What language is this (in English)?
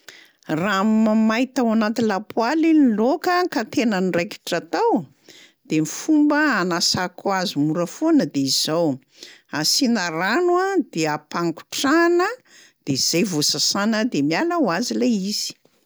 Malagasy